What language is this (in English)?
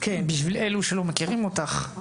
Hebrew